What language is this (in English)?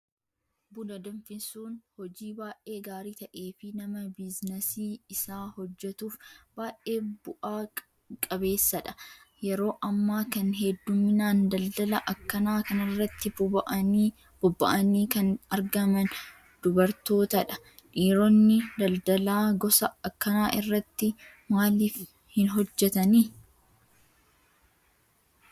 Oromo